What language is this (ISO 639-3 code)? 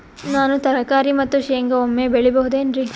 kan